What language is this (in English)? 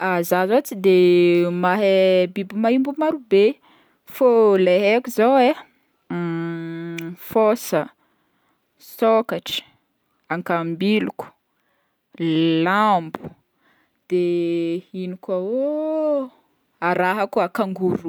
Northern Betsimisaraka Malagasy